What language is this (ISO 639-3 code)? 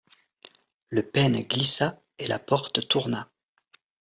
fra